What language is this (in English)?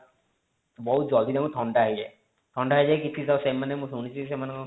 Odia